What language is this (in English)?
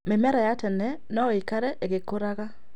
Kikuyu